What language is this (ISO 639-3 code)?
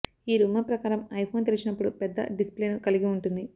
tel